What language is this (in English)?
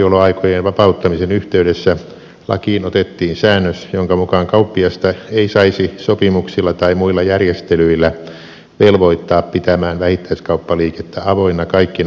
Finnish